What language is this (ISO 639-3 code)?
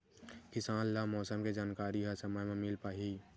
hne